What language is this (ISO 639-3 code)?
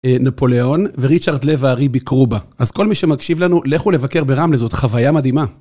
heb